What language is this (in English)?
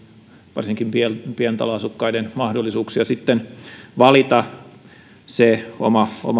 Finnish